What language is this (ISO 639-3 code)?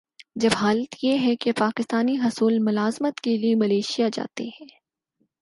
urd